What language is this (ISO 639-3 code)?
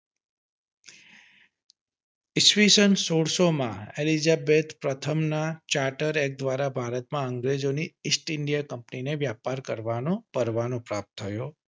guj